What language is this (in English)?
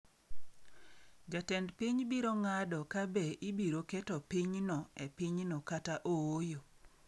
Luo (Kenya and Tanzania)